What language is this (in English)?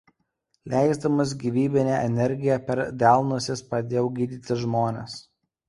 Lithuanian